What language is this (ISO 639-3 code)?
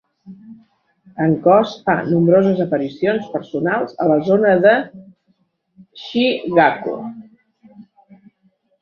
cat